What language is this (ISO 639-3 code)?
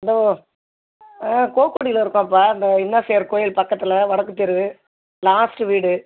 tam